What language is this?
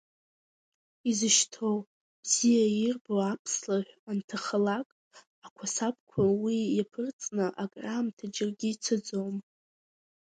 Abkhazian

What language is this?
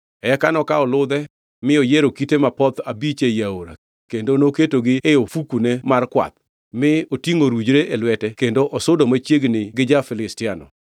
Luo (Kenya and Tanzania)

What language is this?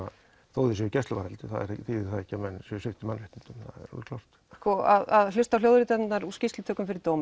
Icelandic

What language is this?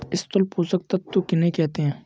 Hindi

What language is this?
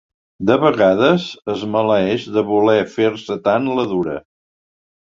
Catalan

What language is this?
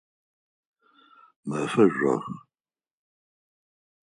Adyghe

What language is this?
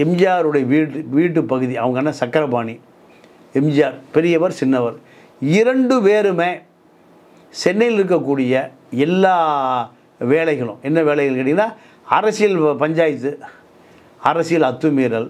Tamil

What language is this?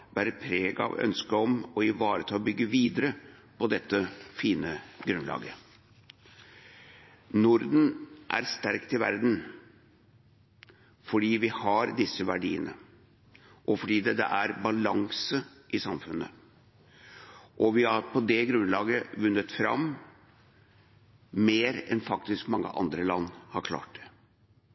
Norwegian Bokmål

